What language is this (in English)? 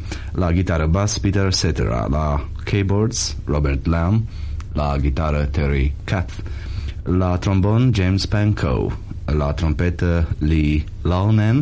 Romanian